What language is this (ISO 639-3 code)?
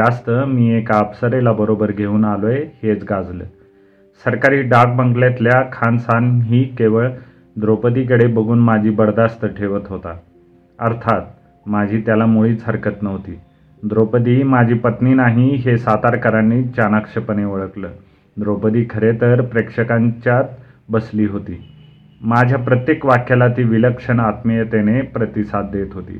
mar